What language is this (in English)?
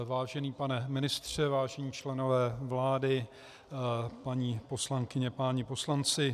Czech